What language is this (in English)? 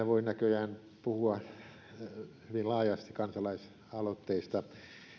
Finnish